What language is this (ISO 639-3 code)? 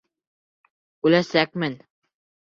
bak